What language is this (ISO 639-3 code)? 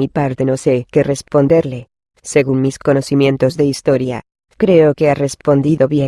spa